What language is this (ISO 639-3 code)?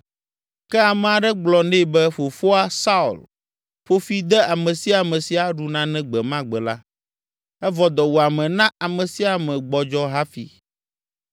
ewe